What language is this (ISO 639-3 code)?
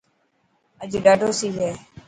mki